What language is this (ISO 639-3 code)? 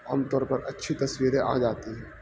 urd